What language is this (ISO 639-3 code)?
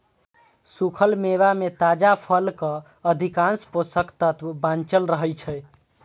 mai